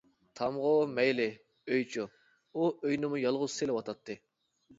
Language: Uyghur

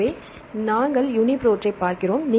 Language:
Tamil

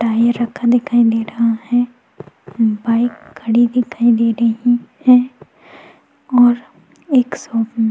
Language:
Hindi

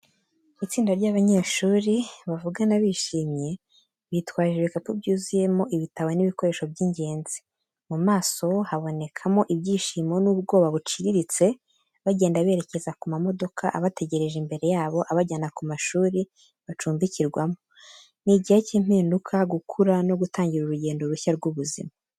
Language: Kinyarwanda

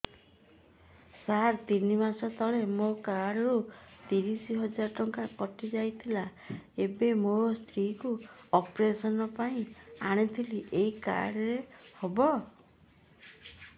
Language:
Odia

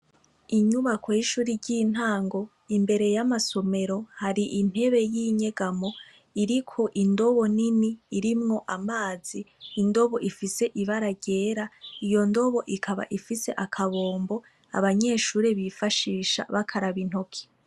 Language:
Rundi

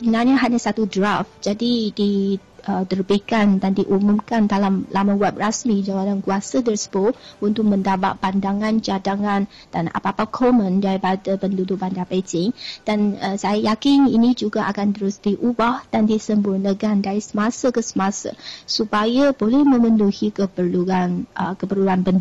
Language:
Malay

